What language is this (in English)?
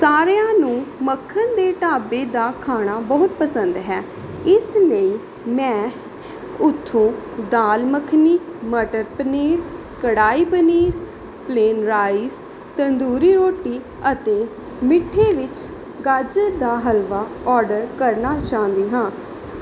Punjabi